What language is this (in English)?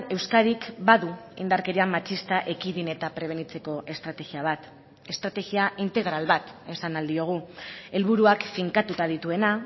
Basque